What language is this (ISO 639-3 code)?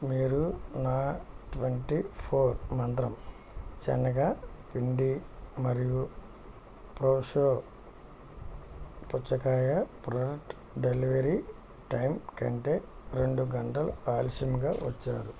tel